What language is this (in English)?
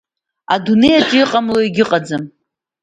Abkhazian